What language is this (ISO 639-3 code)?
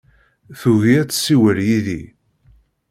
kab